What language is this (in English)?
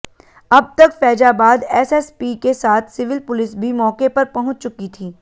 Hindi